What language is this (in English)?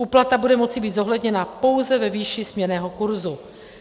Czech